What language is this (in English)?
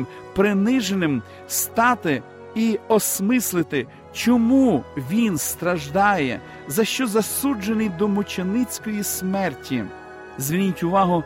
Ukrainian